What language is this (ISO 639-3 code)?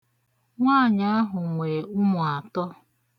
ibo